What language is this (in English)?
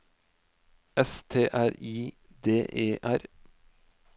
Norwegian